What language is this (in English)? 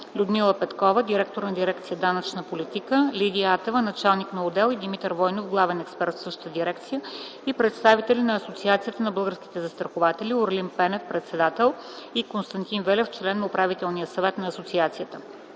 Bulgarian